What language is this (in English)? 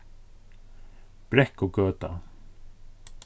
Faroese